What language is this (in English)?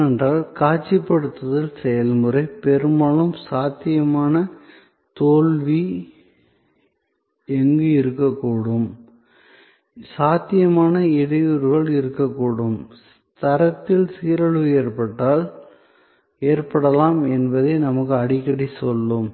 Tamil